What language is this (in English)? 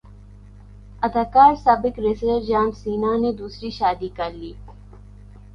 Urdu